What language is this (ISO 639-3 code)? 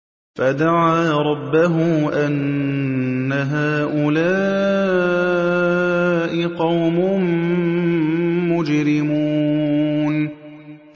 ara